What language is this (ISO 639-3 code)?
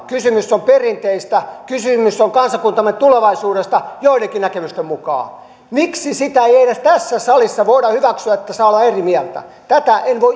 fin